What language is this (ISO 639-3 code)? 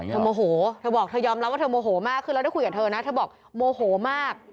tha